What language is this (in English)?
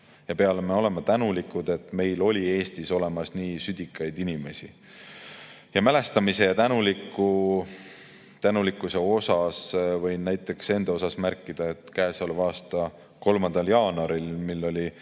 Estonian